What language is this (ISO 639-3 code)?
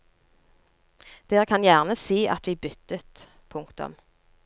nor